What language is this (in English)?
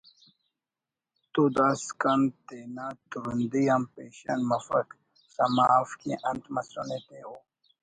Brahui